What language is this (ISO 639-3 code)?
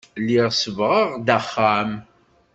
kab